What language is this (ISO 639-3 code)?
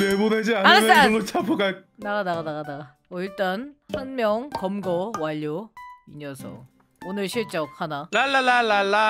kor